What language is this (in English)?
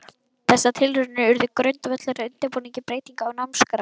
Icelandic